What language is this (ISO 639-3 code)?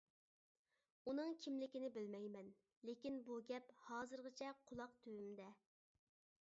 uig